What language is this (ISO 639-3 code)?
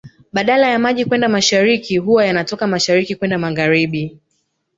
swa